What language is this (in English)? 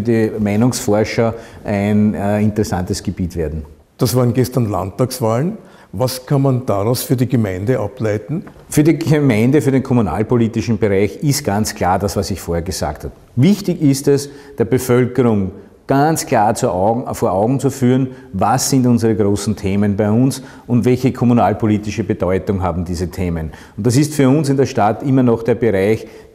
German